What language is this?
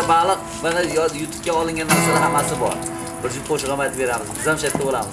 Uzbek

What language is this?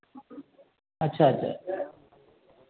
Maithili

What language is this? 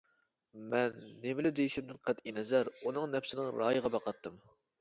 Uyghur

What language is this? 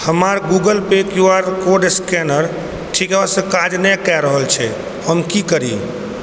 Maithili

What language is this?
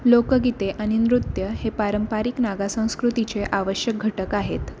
Marathi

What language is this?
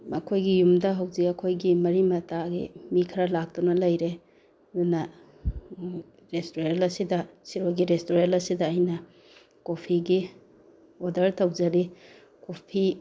Manipuri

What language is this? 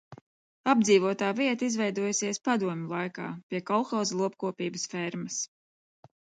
Latvian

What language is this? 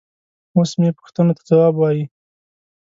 Pashto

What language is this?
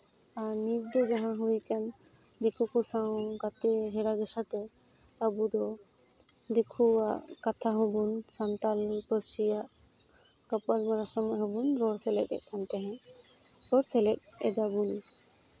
Santali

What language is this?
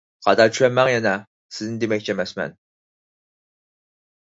Uyghur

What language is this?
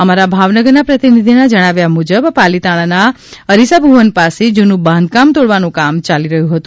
Gujarati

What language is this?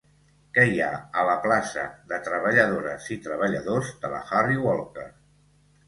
Catalan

